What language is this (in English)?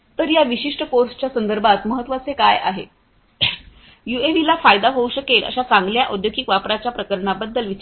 Marathi